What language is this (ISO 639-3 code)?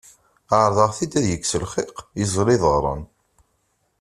kab